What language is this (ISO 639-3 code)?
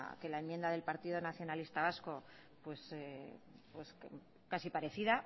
spa